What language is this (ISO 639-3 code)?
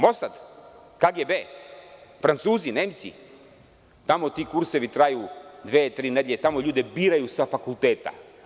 srp